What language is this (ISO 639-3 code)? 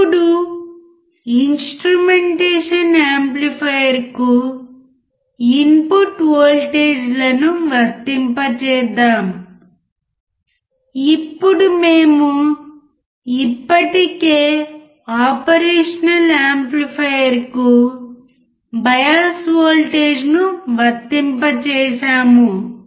tel